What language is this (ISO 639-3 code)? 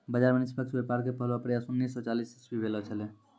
mai